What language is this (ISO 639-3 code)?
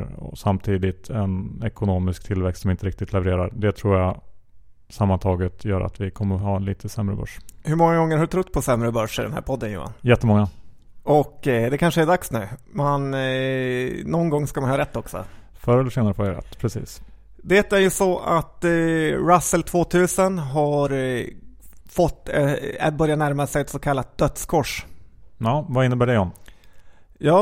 swe